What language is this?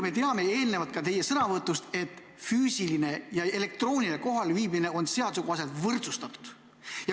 Estonian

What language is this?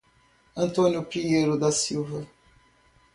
Portuguese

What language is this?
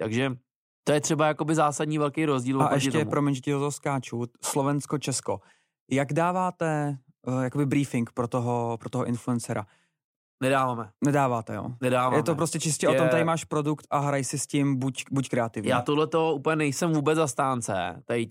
Czech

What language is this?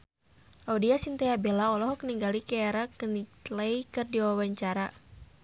Sundanese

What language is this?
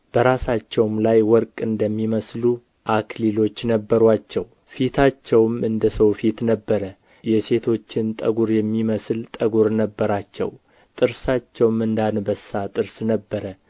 Amharic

